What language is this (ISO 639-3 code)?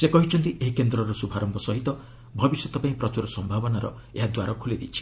ori